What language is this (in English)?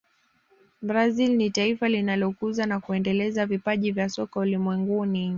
Swahili